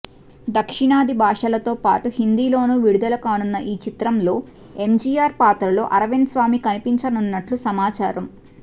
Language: Telugu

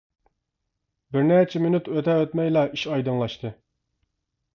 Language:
Uyghur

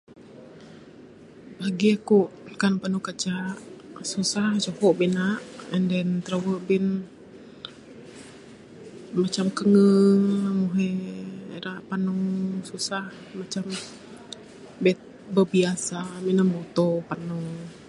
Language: Bukar-Sadung Bidayuh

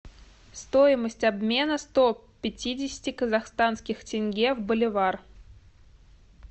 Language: Russian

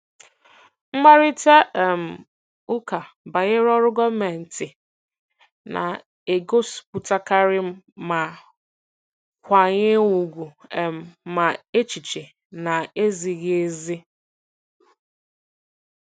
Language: Igbo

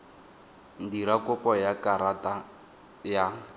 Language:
Tswana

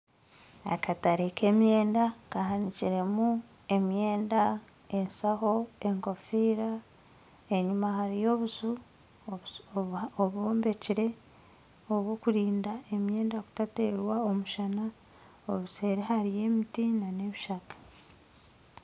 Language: Nyankole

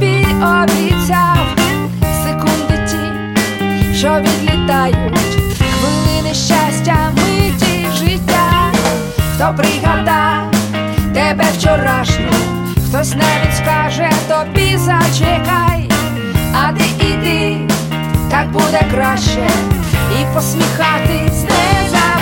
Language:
Ukrainian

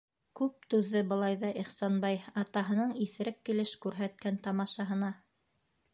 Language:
Bashkir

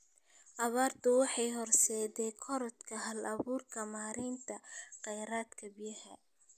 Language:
Somali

